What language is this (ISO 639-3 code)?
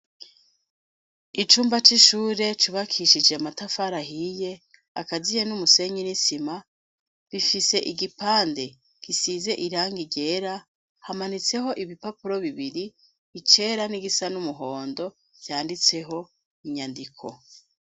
run